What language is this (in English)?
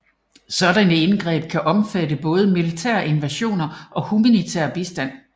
Danish